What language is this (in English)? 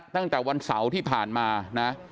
Thai